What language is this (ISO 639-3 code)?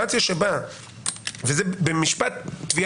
heb